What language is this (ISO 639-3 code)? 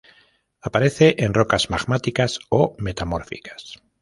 spa